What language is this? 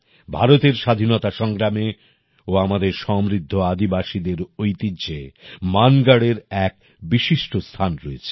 Bangla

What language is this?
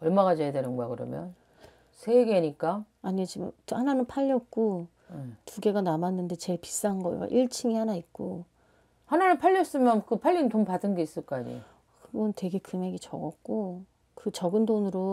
Korean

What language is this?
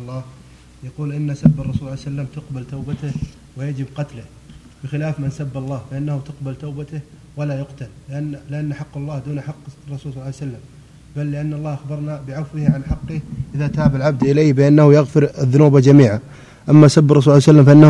Arabic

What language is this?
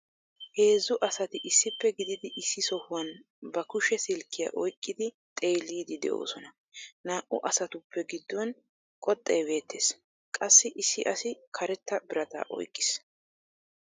Wolaytta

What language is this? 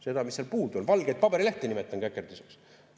Estonian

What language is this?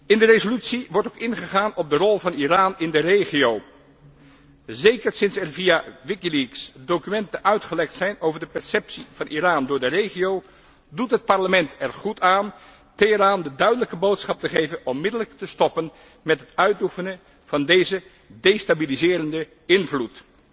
Dutch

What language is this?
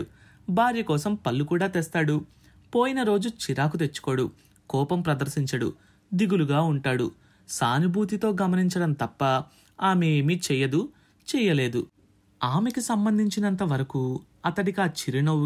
Telugu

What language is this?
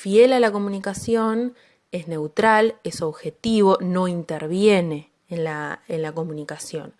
Spanish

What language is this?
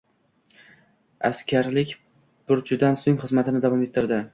Uzbek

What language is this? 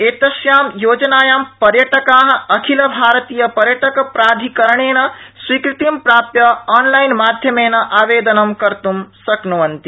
Sanskrit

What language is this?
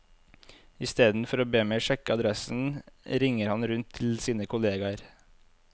Norwegian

